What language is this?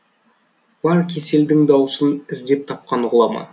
Kazakh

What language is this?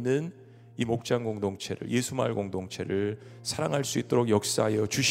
Korean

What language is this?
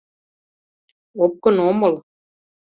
Mari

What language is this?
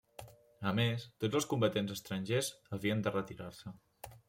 Catalan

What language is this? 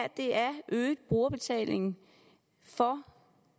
Danish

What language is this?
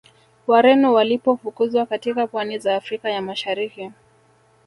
Swahili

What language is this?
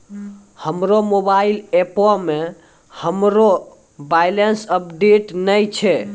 Maithili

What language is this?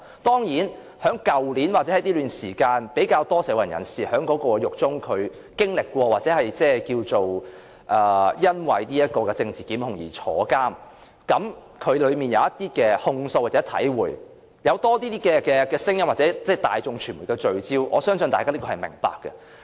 Cantonese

